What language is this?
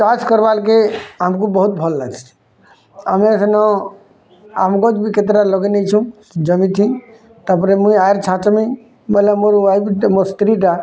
Odia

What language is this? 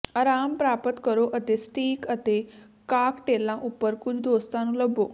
Punjabi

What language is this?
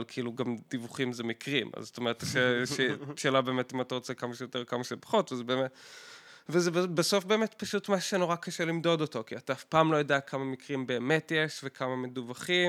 Hebrew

